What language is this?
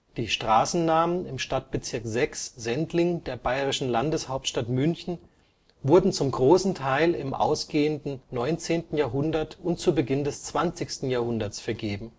German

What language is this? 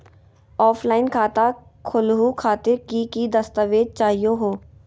Magahi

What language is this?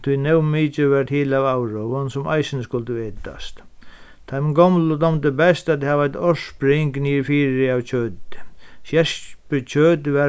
Faroese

